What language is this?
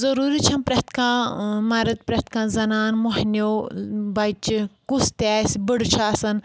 Kashmiri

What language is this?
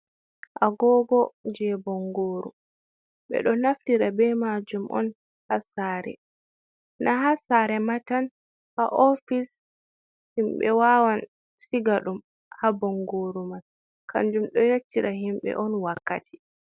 Fula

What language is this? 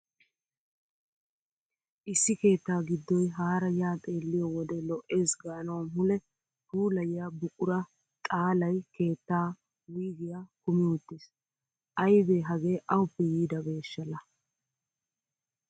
Wolaytta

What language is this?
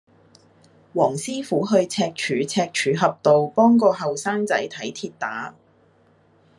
Cantonese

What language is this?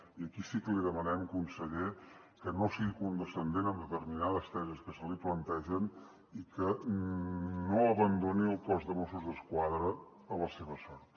Catalan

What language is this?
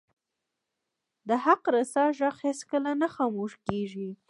Pashto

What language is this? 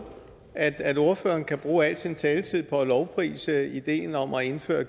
Danish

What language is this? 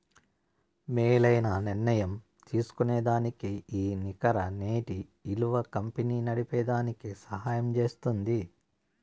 Telugu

